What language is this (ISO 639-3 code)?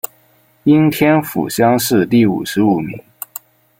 zho